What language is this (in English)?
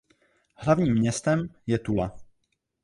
Czech